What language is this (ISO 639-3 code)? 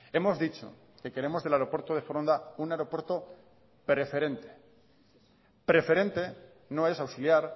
spa